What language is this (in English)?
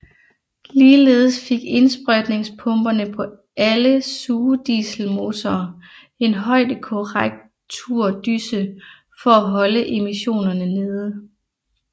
Danish